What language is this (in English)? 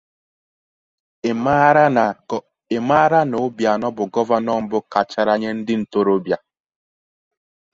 Igbo